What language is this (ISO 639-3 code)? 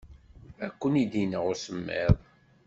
kab